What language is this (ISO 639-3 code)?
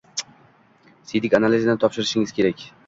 uzb